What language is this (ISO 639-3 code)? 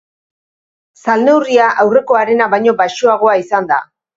eus